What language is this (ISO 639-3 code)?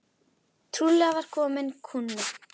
isl